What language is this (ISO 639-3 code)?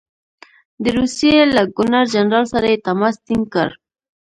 pus